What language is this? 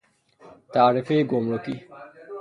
Persian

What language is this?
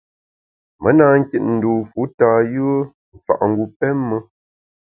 Bamun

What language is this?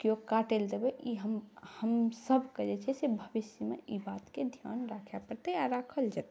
Maithili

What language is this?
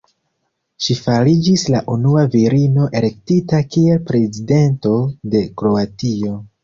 Esperanto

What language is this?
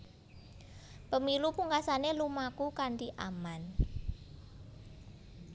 Javanese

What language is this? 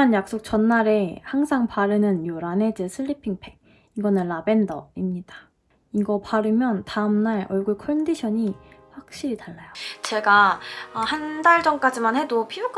Korean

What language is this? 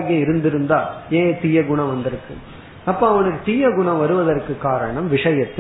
Tamil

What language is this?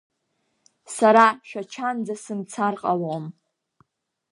Abkhazian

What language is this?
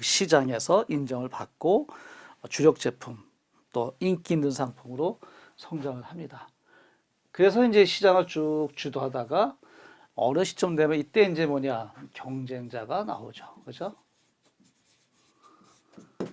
Korean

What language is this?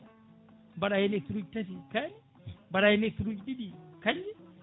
Fula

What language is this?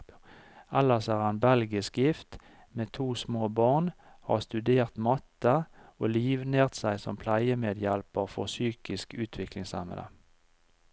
Norwegian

